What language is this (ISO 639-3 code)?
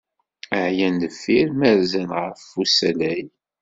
kab